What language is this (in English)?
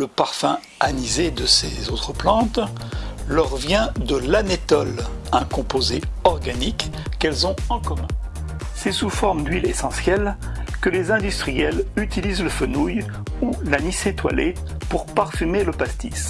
French